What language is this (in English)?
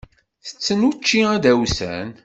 Kabyle